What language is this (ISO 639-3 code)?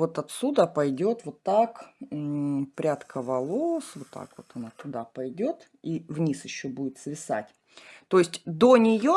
rus